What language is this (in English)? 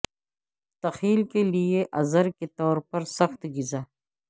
Urdu